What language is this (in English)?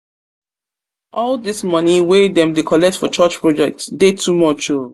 Nigerian Pidgin